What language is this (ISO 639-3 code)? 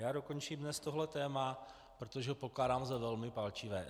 ces